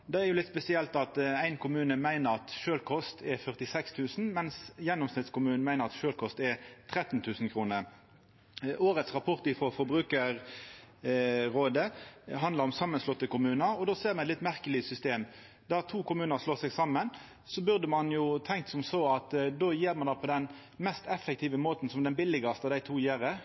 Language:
Norwegian Nynorsk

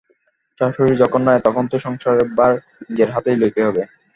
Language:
Bangla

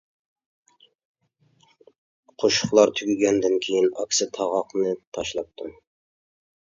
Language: Uyghur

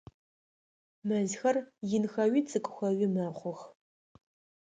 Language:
Adyghe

